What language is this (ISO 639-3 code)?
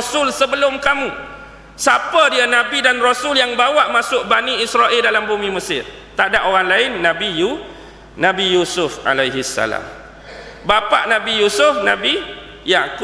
msa